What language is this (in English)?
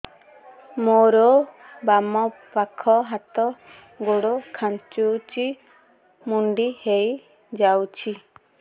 Odia